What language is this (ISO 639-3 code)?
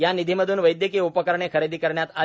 mar